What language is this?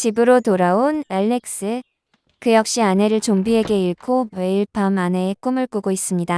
Korean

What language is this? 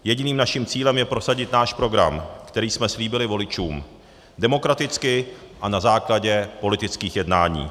Czech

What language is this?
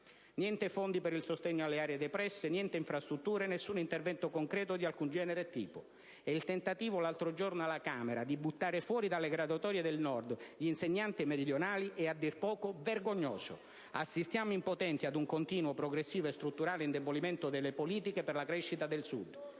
Italian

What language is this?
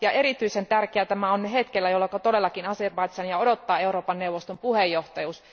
Finnish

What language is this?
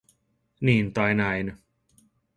Finnish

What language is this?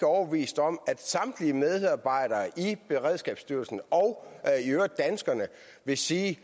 Danish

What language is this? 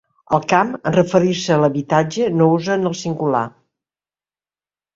Catalan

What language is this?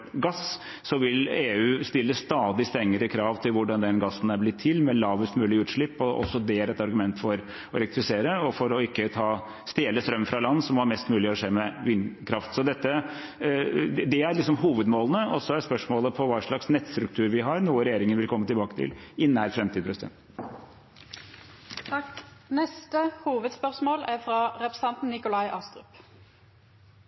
Norwegian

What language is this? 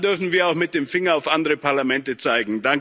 German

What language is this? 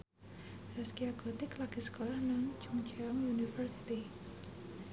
Javanese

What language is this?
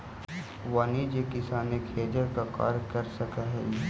Magahi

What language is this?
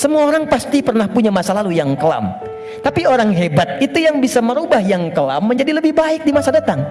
Indonesian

